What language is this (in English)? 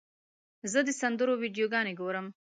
Pashto